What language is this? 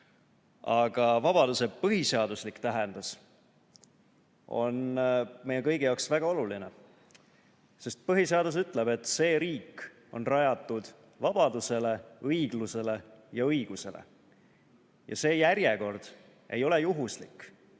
Estonian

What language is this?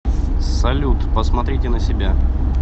Russian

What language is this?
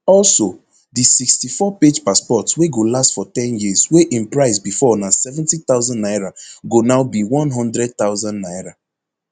Nigerian Pidgin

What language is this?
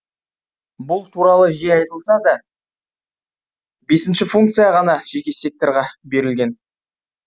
Kazakh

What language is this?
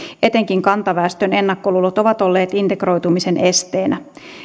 Finnish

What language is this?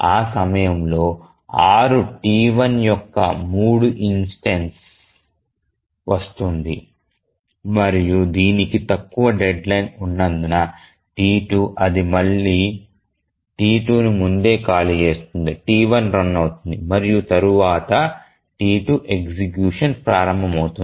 Telugu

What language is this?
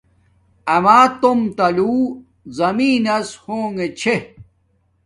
Domaaki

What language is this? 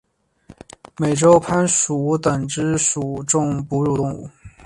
Chinese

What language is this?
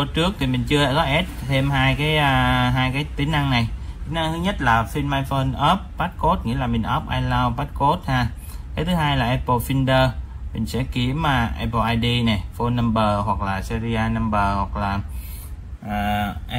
Vietnamese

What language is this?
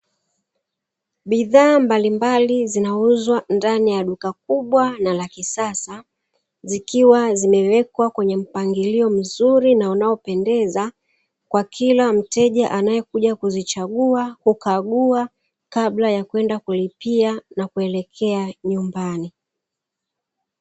Swahili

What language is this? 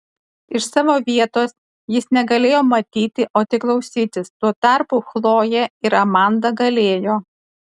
Lithuanian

